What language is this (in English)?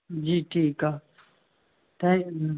Sindhi